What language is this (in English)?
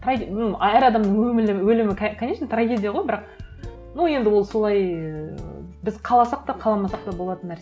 Kazakh